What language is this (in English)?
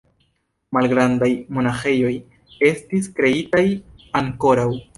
Esperanto